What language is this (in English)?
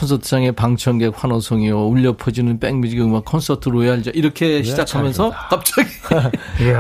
Korean